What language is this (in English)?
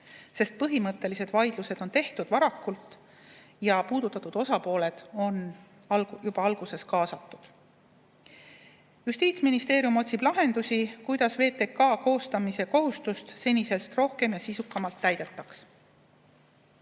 Estonian